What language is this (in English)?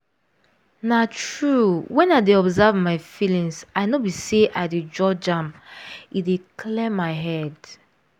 Nigerian Pidgin